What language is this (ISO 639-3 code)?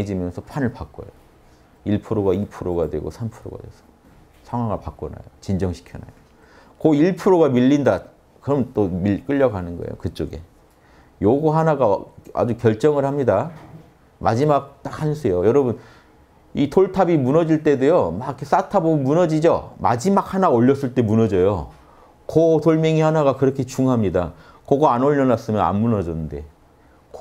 kor